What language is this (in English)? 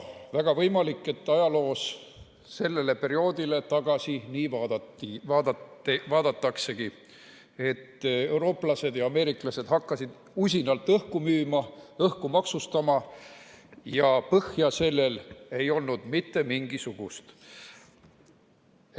Estonian